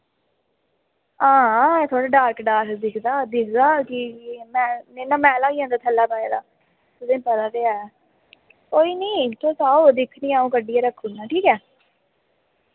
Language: Dogri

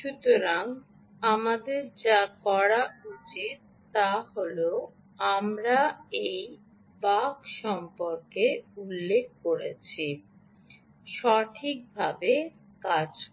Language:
Bangla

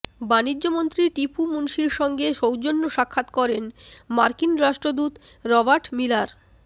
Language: Bangla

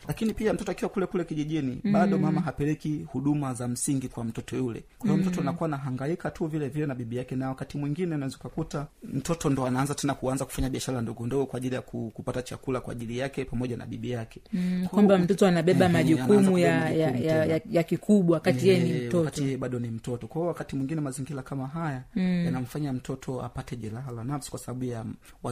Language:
Swahili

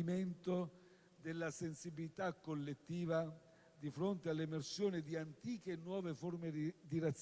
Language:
Italian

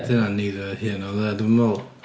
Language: Welsh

